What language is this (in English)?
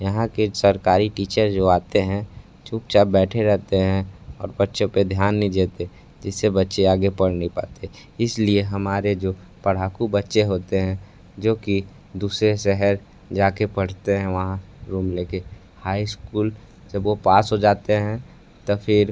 Hindi